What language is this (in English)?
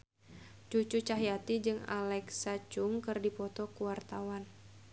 Sundanese